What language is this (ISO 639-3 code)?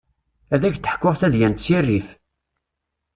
kab